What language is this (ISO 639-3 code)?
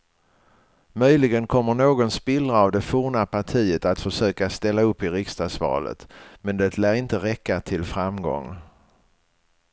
swe